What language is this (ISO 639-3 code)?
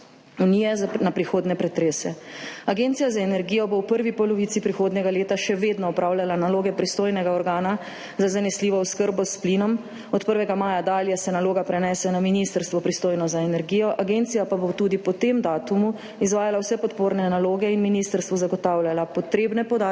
slv